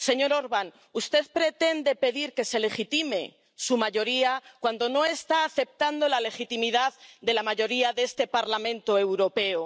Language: Spanish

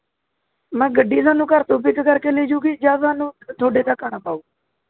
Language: Punjabi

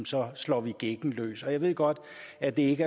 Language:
Danish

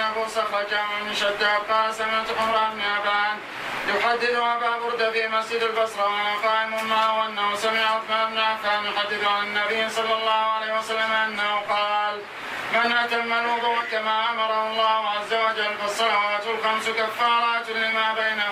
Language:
Arabic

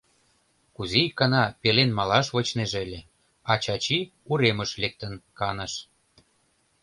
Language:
Mari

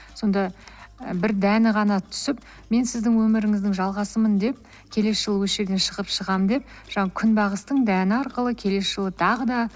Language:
Kazakh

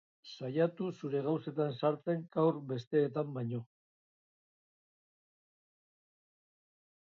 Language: Basque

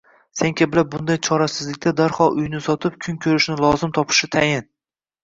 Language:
Uzbek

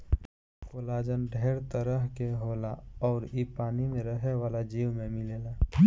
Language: Bhojpuri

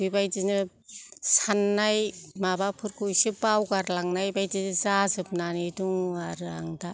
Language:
Bodo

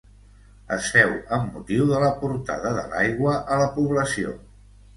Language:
Catalan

